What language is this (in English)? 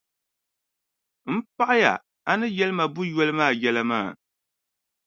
Dagbani